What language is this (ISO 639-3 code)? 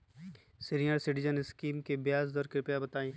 mag